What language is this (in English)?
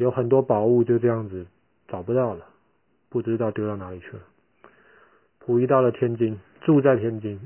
Chinese